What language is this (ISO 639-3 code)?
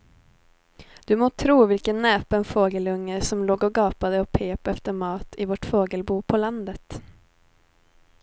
swe